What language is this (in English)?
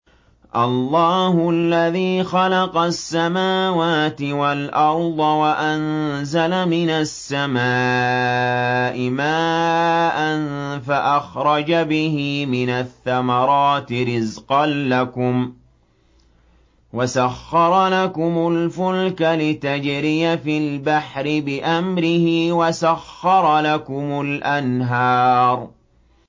Arabic